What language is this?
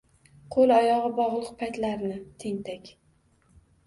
Uzbek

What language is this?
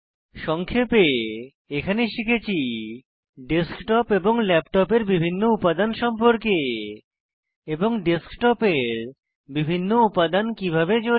Bangla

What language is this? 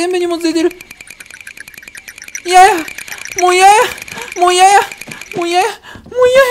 Japanese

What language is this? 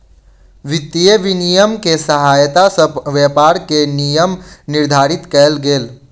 Maithili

